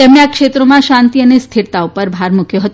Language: Gujarati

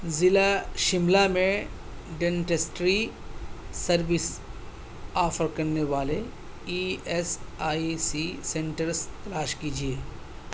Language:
Urdu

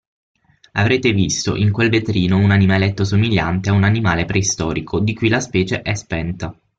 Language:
Italian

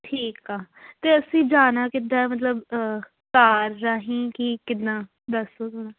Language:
Punjabi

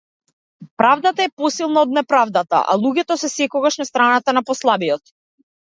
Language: Macedonian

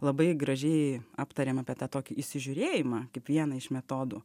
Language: Lithuanian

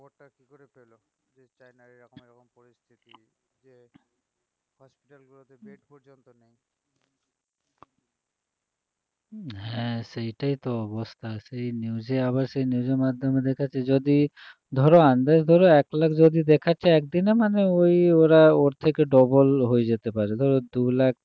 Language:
Bangla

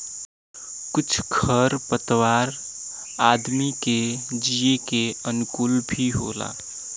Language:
Bhojpuri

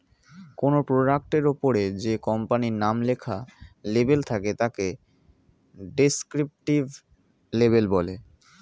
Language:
Bangla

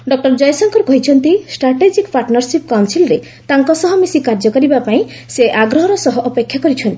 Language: Odia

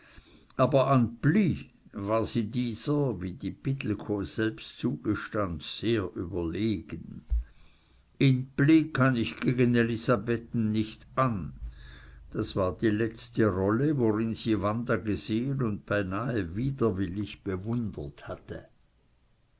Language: German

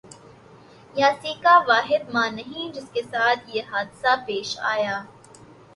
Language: Urdu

